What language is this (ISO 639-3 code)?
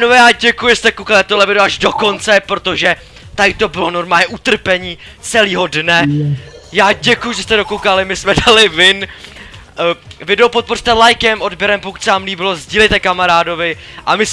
ces